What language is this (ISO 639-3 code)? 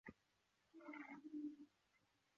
zho